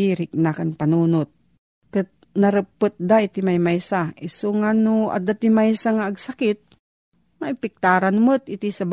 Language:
Filipino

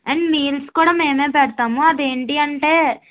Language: Telugu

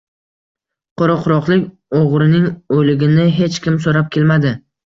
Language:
Uzbek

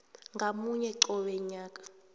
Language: South Ndebele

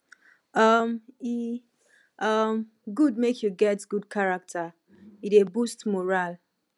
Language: Nigerian Pidgin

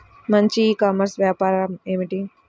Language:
Telugu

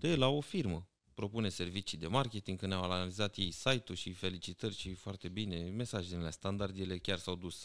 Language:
Romanian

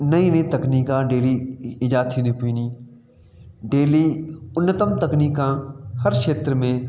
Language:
Sindhi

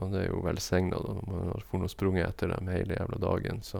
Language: Norwegian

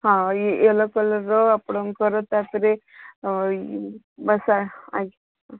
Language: Odia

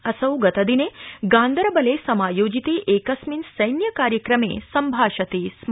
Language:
Sanskrit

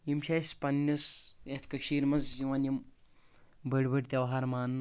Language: Kashmiri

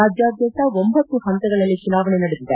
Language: Kannada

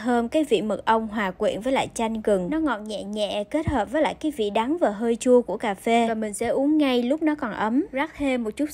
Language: Vietnamese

